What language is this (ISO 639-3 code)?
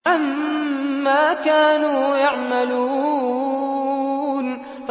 ara